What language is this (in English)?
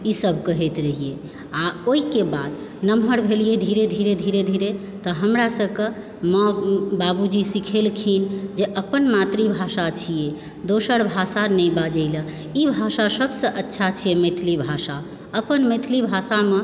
Maithili